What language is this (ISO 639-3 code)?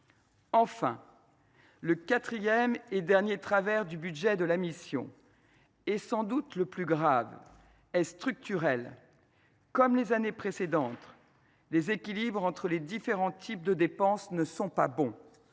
fra